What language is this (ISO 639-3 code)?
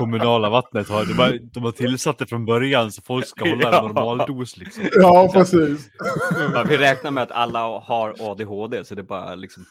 swe